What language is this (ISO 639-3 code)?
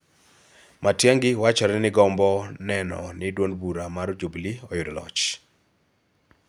luo